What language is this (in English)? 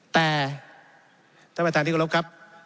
Thai